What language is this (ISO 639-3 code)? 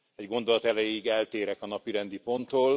hun